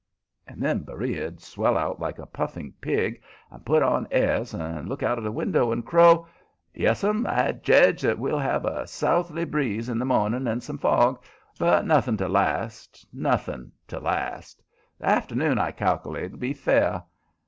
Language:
English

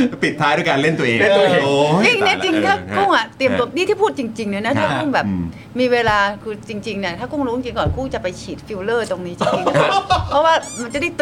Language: Thai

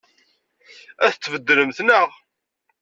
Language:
Kabyle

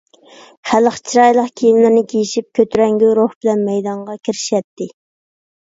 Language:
Uyghur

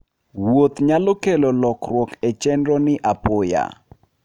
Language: Luo (Kenya and Tanzania)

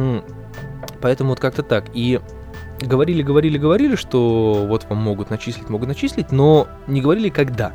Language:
Russian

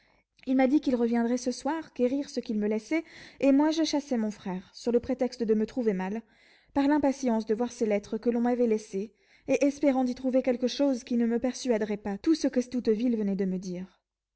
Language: French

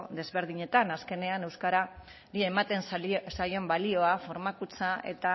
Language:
Basque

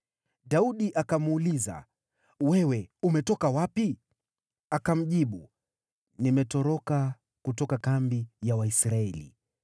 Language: Swahili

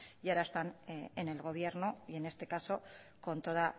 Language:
Spanish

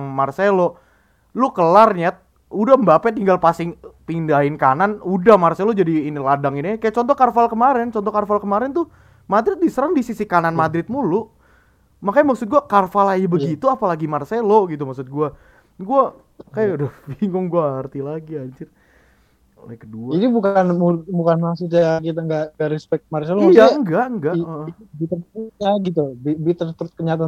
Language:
Indonesian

